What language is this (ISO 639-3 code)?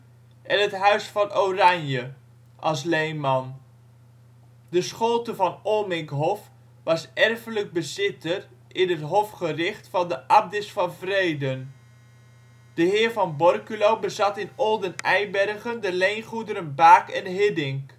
nld